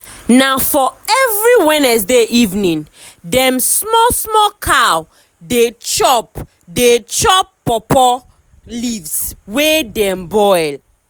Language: Nigerian Pidgin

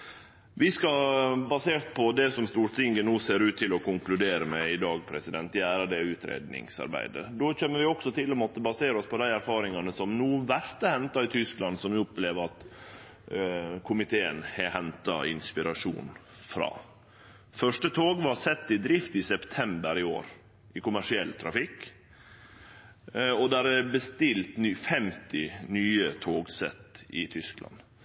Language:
Norwegian Nynorsk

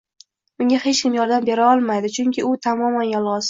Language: Uzbek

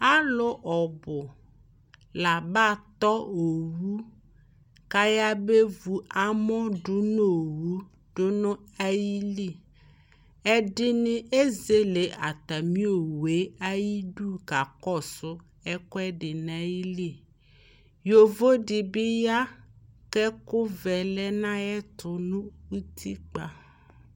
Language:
Ikposo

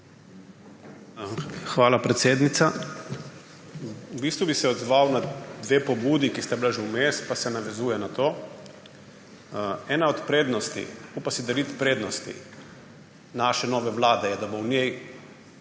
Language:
Slovenian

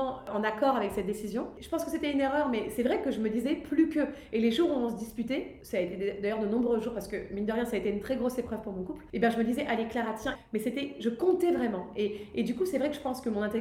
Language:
French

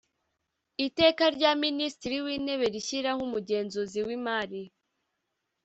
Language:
Kinyarwanda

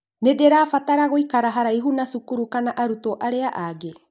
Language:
Kikuyu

